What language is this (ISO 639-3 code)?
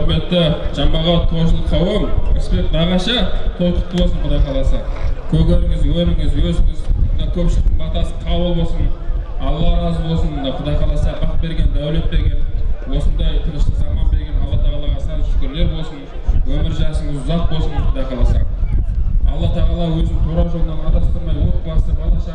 tur